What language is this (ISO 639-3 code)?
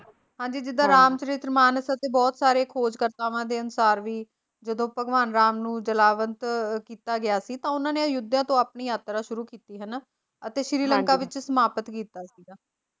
pan